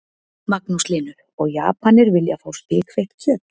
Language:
Icelandic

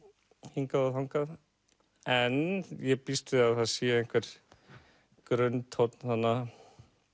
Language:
Icelandic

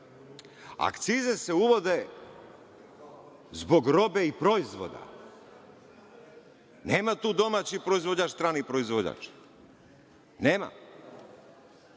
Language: Serbian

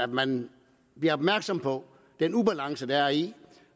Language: Danish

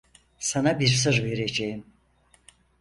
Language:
Turkish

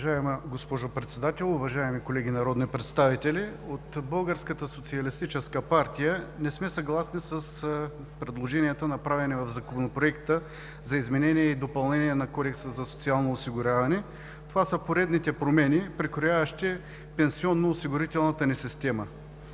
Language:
Bulgarian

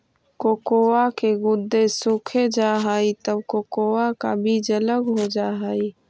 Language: Magahi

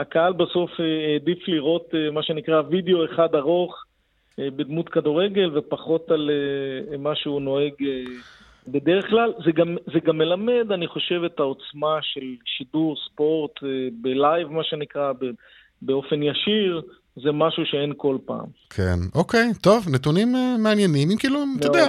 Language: Hebrew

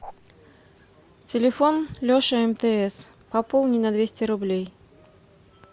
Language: Russian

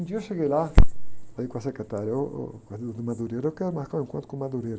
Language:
Portuguese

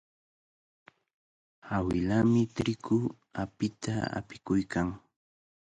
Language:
Cajatambo North Lima Quechua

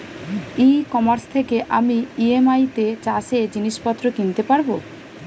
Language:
Bangla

